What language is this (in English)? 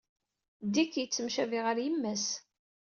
Kabyle